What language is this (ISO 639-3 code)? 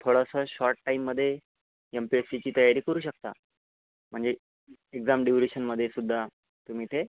mar